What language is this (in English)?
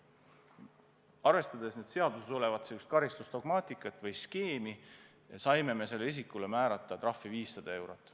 Estonian